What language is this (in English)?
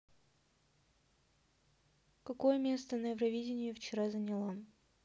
Russian